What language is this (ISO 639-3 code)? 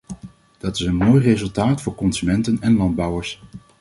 nld